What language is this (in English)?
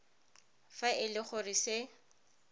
Tswana